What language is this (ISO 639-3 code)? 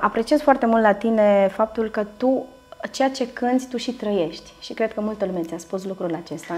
ron